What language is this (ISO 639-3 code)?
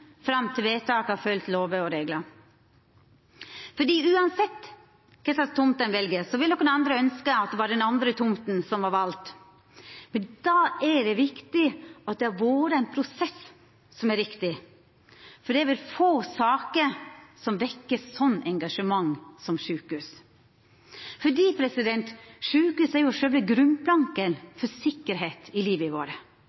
nno